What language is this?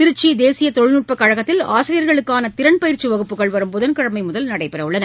Tamil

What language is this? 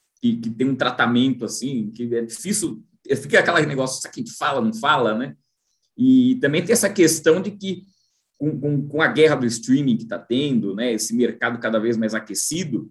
Portuguese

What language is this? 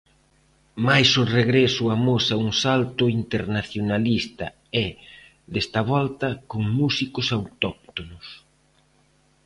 Galician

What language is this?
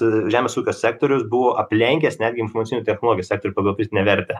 Lithuanian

